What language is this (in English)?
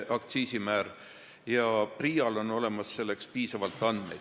Estonian